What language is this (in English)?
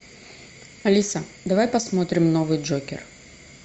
Russian